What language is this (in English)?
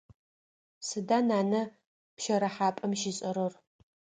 Adyghe